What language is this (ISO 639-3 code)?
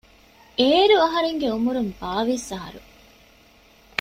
div